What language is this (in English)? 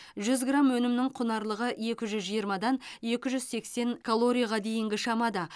Kazakh